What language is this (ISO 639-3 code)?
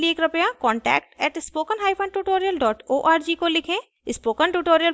hin